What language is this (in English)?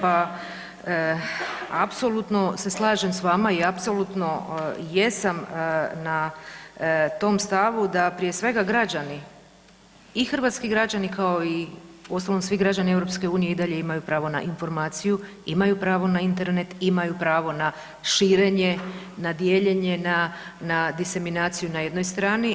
Croatian